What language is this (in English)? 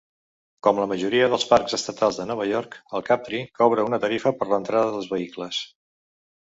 Catalan